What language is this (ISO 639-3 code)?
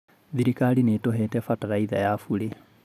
kik